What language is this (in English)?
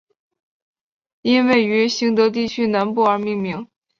Chinese